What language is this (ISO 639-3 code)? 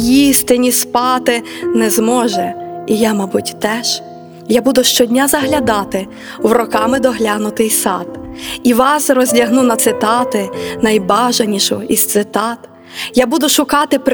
ukr